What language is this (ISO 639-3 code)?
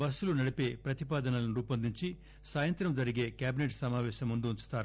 tel